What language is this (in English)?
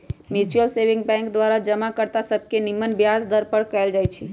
Magahi